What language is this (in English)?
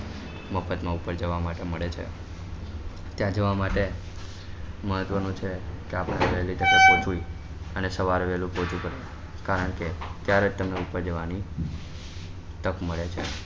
Gujarati